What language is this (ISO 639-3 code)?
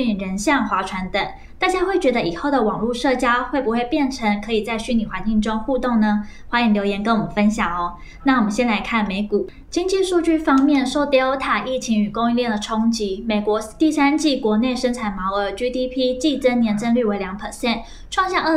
zho